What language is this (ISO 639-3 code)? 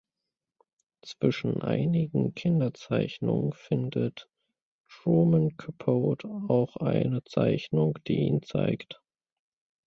deu